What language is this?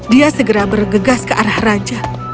Indonesian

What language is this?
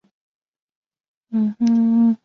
Chinese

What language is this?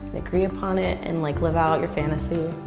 English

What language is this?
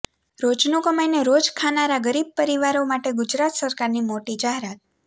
Gujarati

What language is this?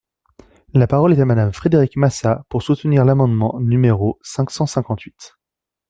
French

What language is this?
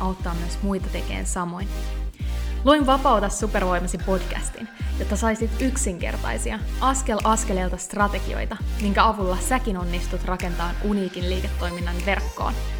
Finnish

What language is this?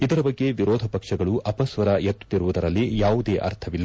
Kannada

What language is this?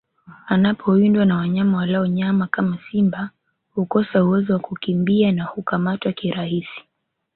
Swahili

